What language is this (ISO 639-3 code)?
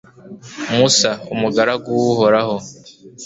kin